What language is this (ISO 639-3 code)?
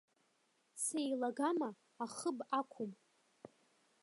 abk